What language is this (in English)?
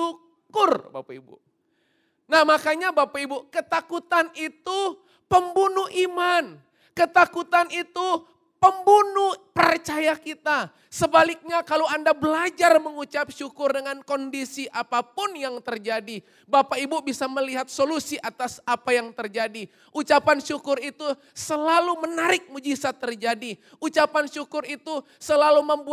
Indonesian